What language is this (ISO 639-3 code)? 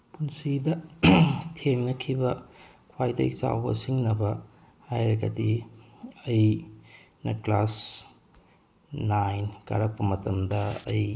mni